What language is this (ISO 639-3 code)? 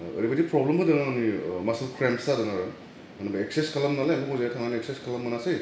brx